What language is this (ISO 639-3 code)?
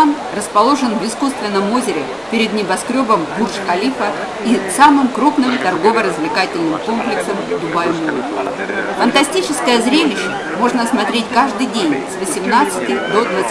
rus